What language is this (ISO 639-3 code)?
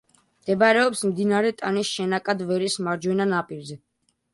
kat